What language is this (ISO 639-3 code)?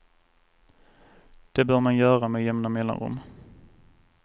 swe